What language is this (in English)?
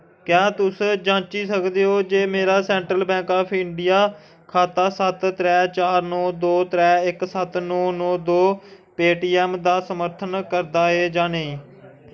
Dogri